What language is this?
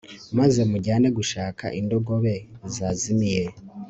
Kinyarwanda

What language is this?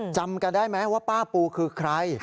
Thai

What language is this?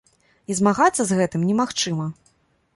Belarusian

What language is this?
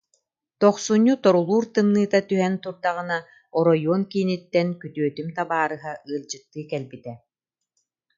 Yakut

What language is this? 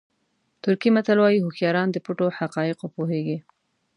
Pashto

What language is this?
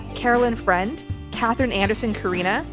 English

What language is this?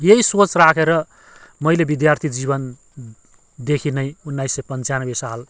Nepali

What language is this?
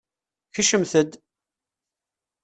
Kabyle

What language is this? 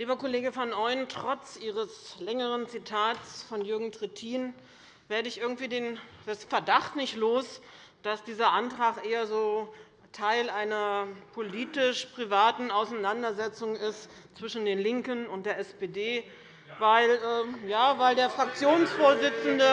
German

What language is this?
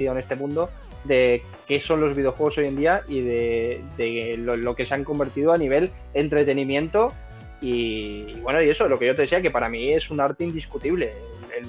Spanish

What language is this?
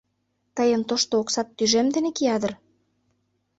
Mari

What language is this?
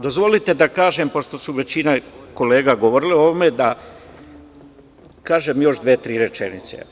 Serbian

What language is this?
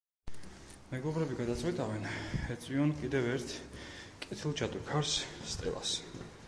Georgian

